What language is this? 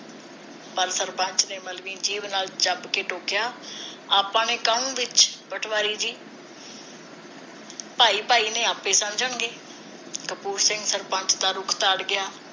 Punjabi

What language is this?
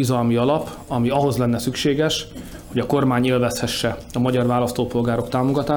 Hungarian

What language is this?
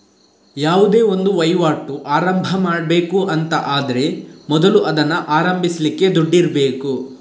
Kannada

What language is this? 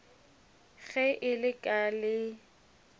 Northern Sotho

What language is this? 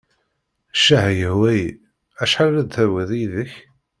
Kabyle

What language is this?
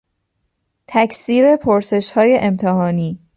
Persian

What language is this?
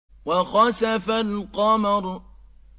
Arabic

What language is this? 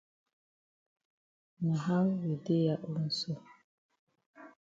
Cameroon Pidgin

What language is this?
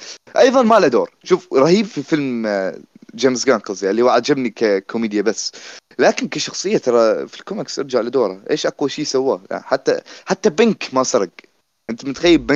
Arabic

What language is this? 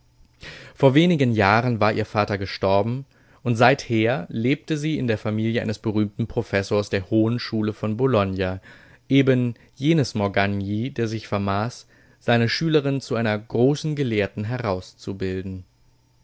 German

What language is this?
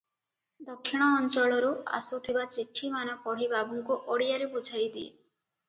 Odia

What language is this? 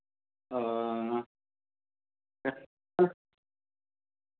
Dogri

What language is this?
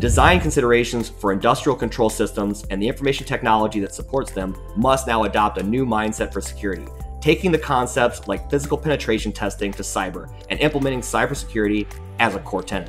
English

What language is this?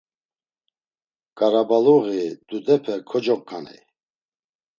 Laz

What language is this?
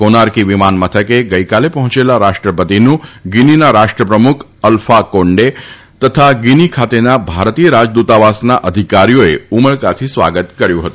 Gujarati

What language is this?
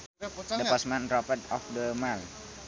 Sundanese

